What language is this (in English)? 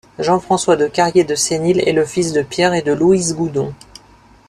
French